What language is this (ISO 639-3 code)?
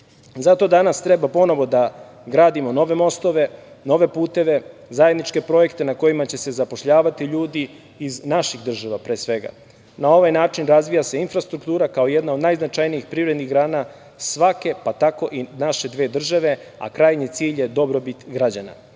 srp